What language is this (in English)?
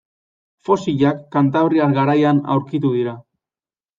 Basque